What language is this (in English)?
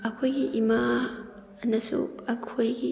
Manipuri